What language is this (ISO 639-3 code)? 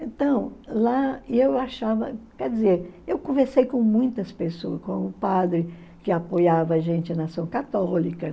por